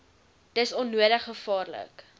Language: Afrikaans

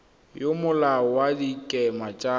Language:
Tswana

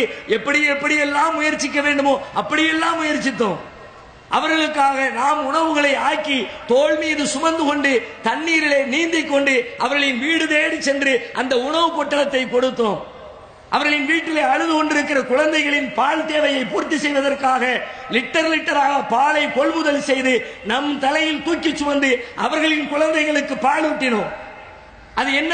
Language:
Arabic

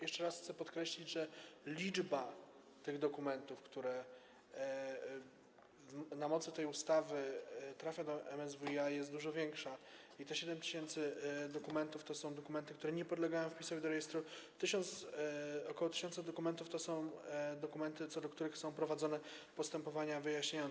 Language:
Polish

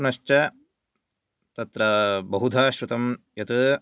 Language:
Sanskrit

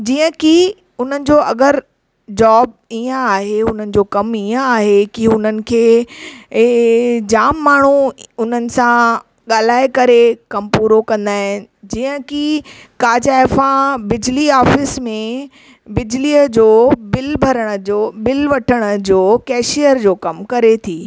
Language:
Sindhi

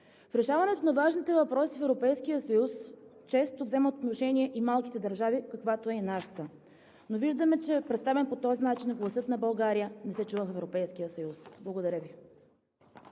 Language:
Bulgarian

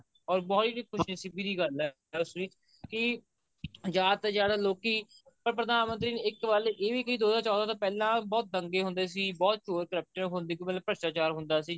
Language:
Punjabi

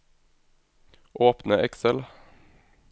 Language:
Norwegian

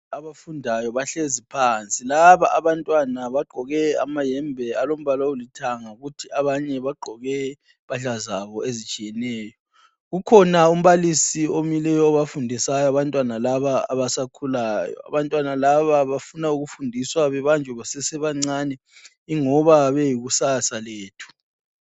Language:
North Ndebele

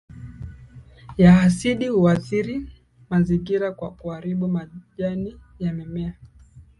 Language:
Swahili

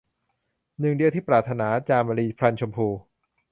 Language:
Thai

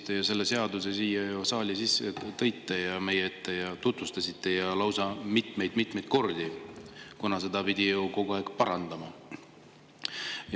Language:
Estonian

